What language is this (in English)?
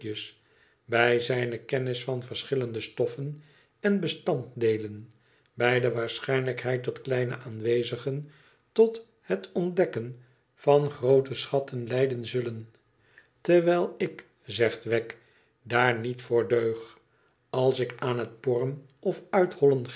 Dutch